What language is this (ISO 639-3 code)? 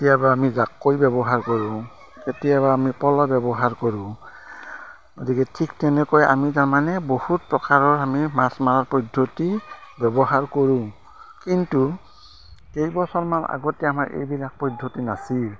asm